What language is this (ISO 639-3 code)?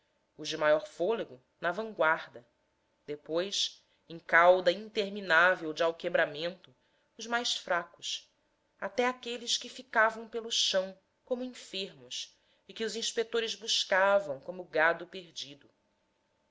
por